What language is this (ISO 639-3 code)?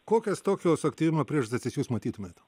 lit